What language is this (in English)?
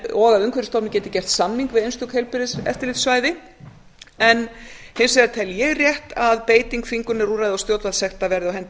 Icelandic